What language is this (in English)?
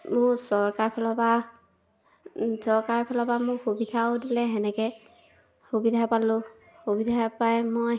Assamese